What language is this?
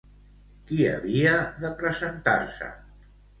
Catalan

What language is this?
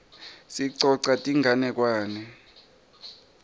Swati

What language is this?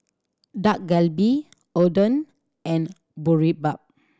English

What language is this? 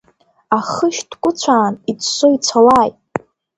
Abkhazian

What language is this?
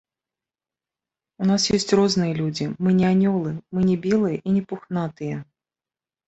Belarusian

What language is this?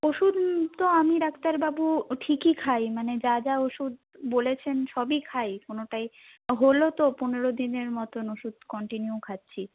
Bangla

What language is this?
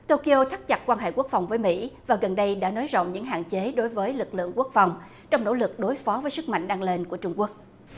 Vietnamese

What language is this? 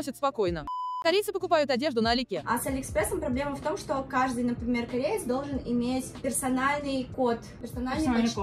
Russian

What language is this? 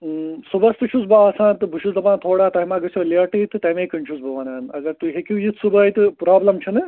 Kashmiri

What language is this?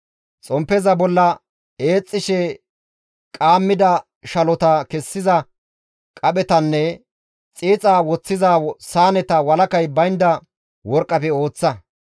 Gamo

